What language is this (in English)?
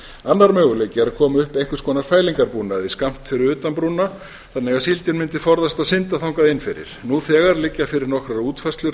Icelandic